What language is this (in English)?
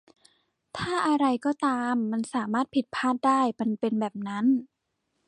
Thai